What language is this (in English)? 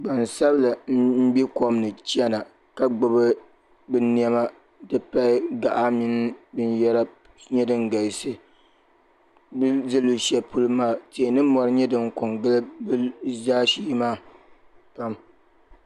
Dagbani